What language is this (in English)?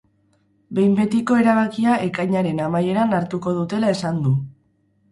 Basque